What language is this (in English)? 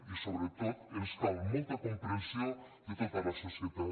Catalan